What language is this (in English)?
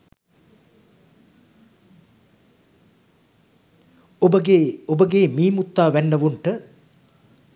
Sinhala